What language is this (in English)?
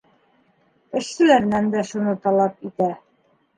Bashkir